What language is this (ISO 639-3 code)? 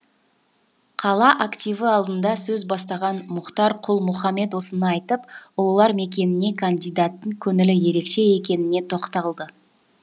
kaz